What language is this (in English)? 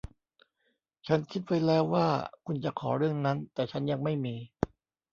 Thai